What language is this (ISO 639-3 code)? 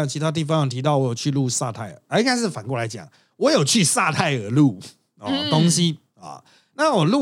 zho